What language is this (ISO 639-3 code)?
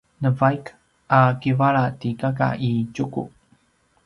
pwn